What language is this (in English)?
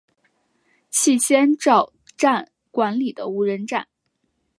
Chinese